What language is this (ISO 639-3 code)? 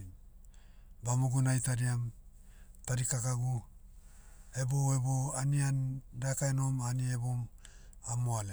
meu